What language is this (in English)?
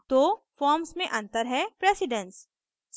Hindi